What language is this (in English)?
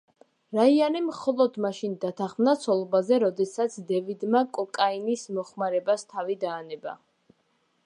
Georgian